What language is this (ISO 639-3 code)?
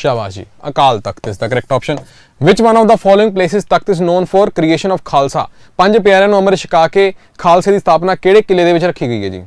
hin